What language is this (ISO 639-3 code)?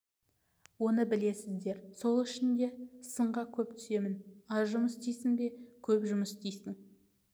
kaz